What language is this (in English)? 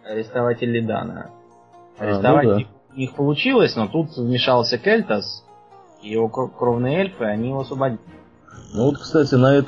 Russian